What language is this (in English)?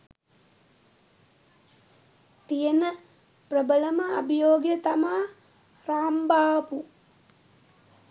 Sinhala